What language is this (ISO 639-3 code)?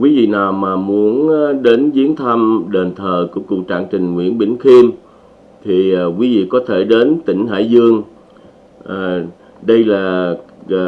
vie